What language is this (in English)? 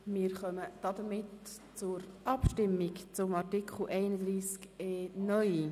Swiss German